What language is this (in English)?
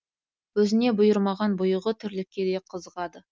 Kazakh